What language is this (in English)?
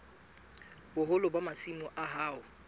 Southern Sotho